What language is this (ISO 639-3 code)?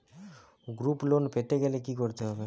ben